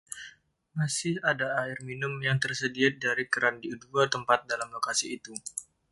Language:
Indonesian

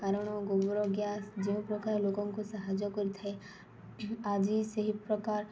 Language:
Odia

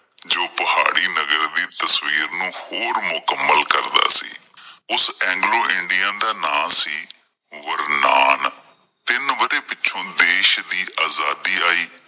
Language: Punjabi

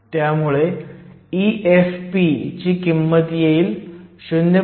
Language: Marathi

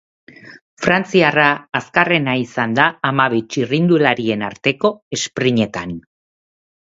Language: Basque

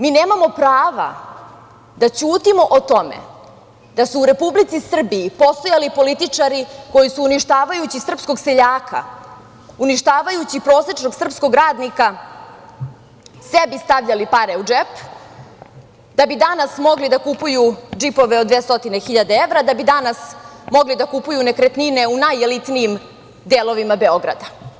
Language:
Serbian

